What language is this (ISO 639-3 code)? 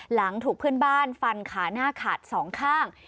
tha